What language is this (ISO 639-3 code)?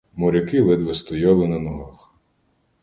ukr